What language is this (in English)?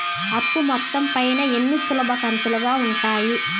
Telugu